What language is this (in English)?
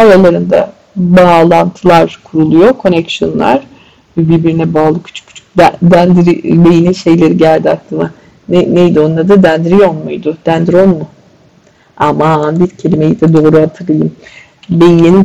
Turkish